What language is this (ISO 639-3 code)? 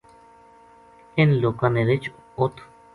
gju